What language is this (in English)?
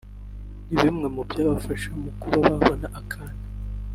Kinyarwanda